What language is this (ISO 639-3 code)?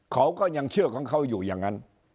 tha